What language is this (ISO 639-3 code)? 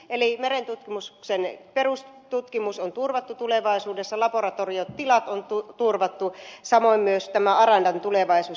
fin